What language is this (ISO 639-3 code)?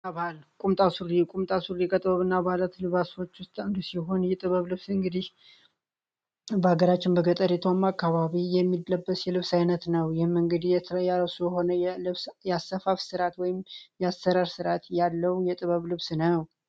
amh